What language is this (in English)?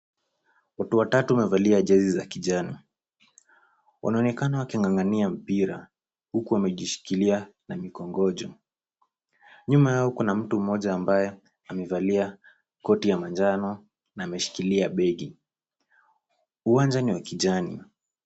Swahili